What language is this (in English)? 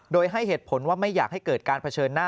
Thai